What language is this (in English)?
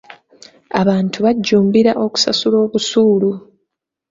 Ganda